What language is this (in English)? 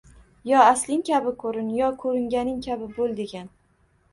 Uzbek